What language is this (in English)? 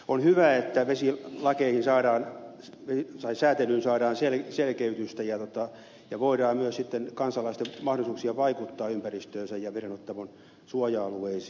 Finnish